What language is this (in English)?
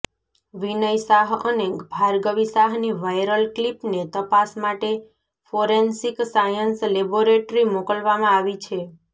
Gujarati